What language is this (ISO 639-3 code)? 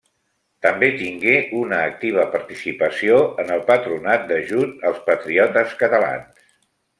cat